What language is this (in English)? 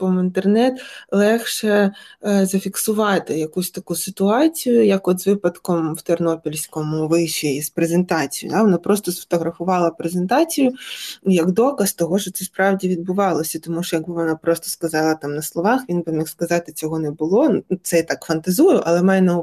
Ukrainian